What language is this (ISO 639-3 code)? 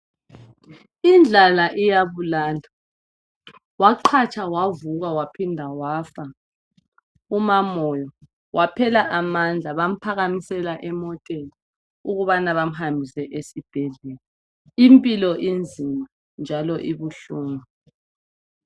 nde